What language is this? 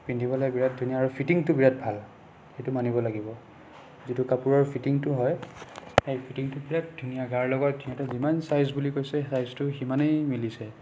Assamese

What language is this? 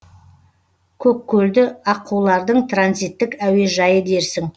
Kazakh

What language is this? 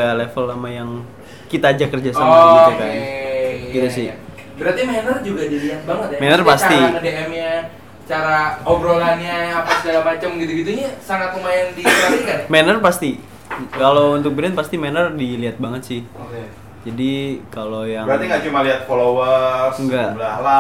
Indonesian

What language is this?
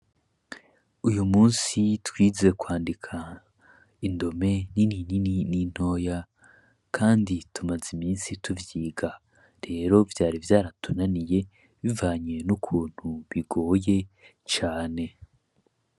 Rundi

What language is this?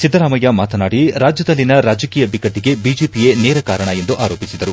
Kannada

